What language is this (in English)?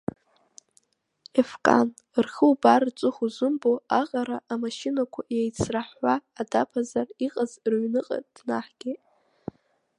Abkhazian